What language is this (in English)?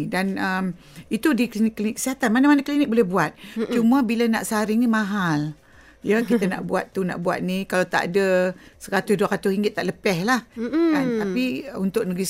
Malay